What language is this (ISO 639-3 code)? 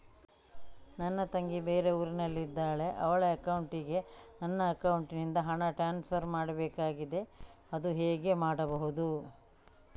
kan